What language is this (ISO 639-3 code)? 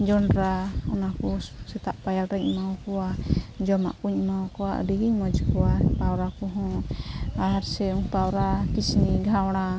sat